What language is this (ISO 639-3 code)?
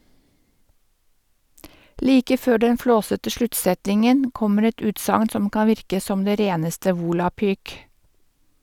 nor